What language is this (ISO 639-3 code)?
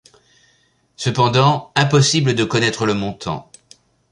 fra